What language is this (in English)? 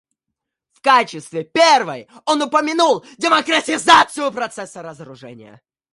Russian